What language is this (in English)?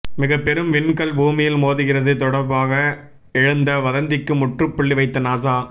Tamil